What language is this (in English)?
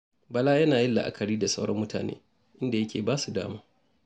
Hausa